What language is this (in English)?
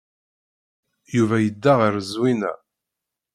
Kabyle